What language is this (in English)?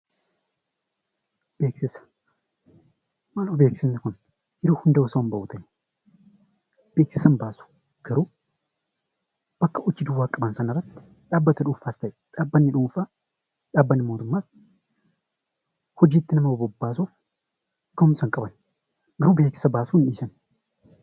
Oromo